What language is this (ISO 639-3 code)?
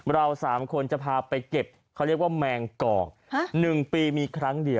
tha